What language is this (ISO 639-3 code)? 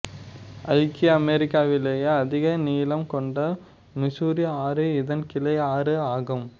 tam